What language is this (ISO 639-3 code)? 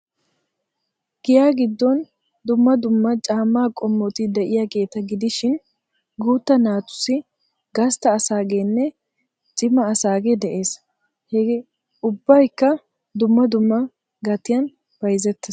wal